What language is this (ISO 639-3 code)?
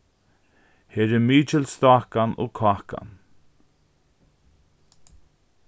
fao